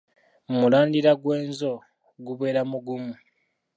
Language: Ganda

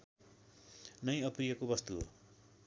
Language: Nepali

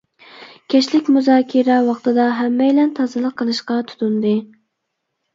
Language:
Uyghur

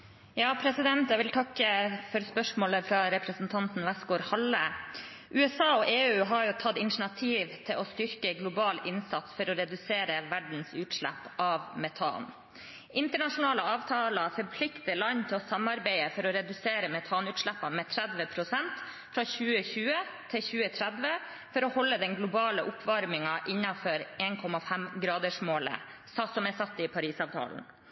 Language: Norwegian Bokmål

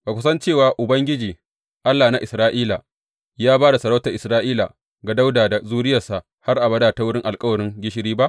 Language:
Hausa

